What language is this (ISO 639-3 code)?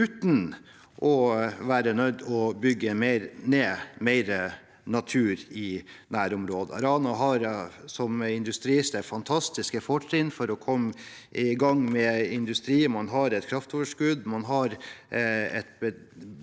nor